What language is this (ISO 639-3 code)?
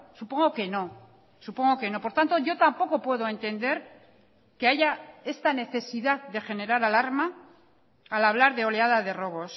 spa